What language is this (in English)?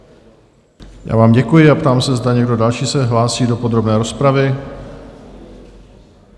Czech